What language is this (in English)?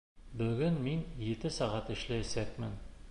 Bashkir